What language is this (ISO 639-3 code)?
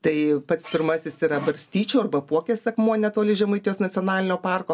lit